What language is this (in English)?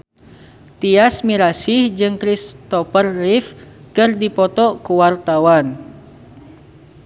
Sundanese